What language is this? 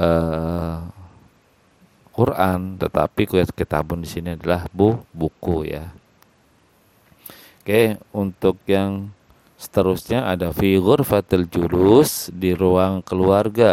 Indonesian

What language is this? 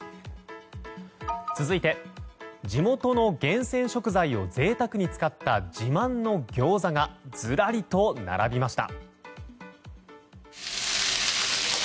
Japanese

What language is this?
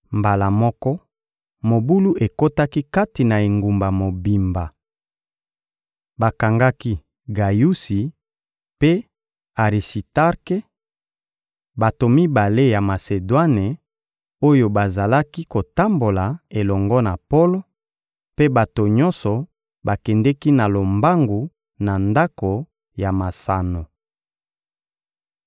Lingala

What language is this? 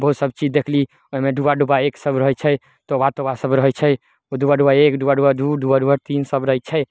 Maithili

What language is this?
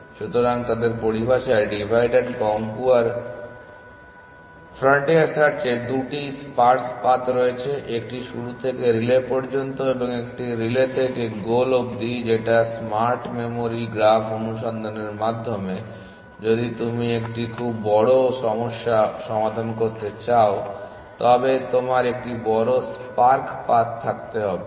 Bangla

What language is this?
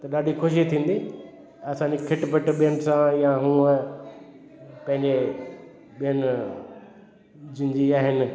Sindhi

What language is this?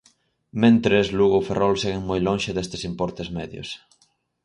Galician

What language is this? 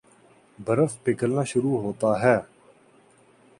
Urdu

